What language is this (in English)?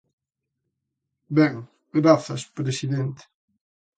Galician